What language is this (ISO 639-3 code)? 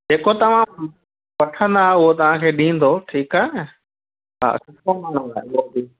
snd